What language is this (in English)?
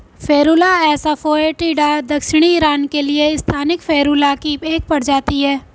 Hindi